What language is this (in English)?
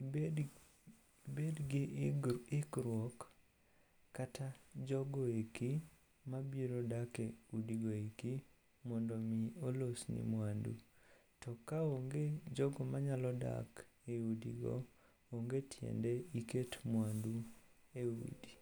Luo (Kenya and Tanzania)